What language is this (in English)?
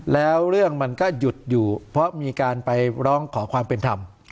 Thai